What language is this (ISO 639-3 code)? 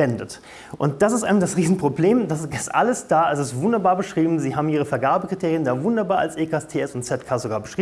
deu